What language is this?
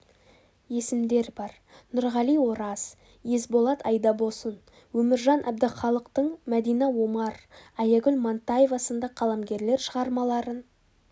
Kazakh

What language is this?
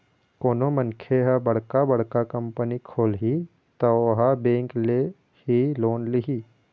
Chhattisgarhi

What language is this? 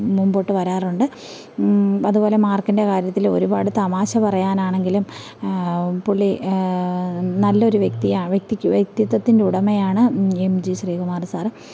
Malayalam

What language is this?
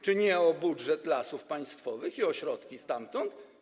Polish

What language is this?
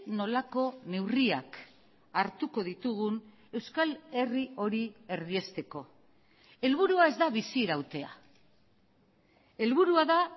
Basque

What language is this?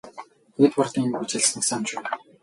Mongolian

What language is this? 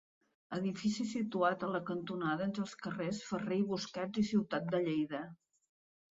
Catalan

